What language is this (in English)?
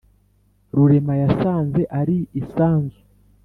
Kinyarwanda